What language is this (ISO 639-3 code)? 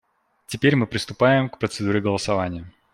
rus